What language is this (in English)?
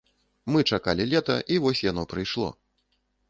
Belarusian